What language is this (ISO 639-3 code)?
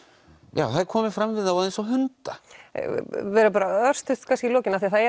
isl